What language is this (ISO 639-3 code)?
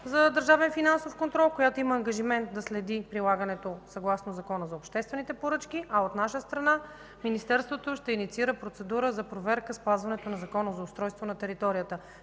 bul